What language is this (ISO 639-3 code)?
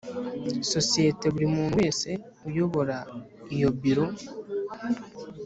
kin